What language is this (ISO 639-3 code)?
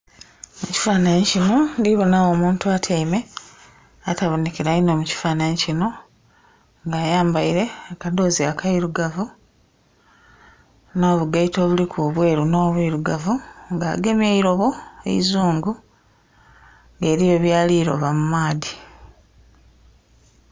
xog